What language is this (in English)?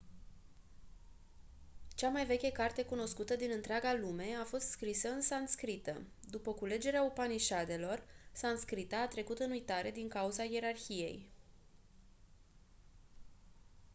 Romanian